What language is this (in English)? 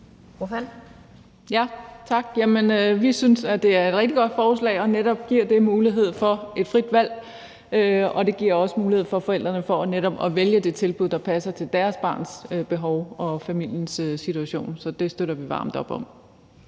Danish